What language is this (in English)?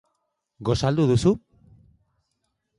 Basque